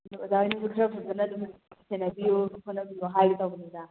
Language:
Manipuri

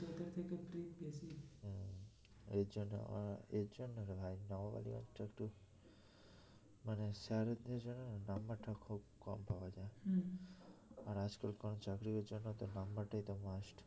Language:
Bangla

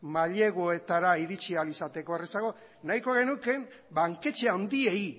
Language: Basque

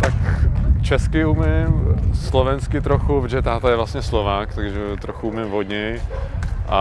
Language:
Czech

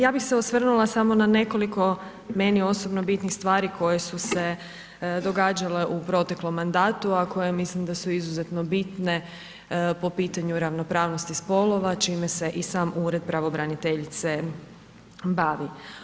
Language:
Croatian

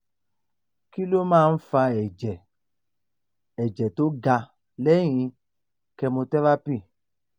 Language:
Yoruba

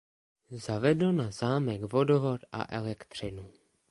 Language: Czech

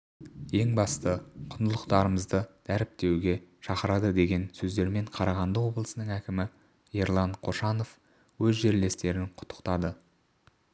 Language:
Kazakh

